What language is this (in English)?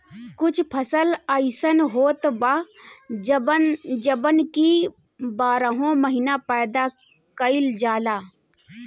Bhojpuri